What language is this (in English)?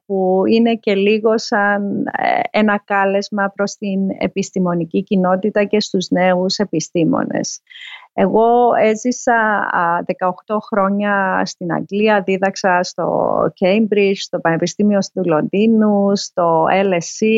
Greek